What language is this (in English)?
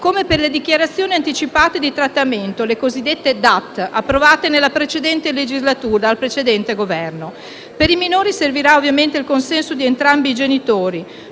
Italian